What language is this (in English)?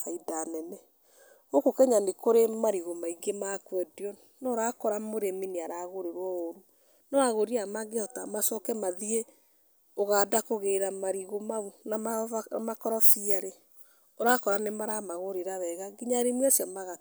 Kikuyu